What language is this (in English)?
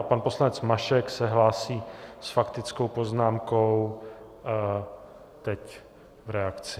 Czech